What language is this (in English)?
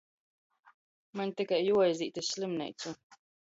Latgalian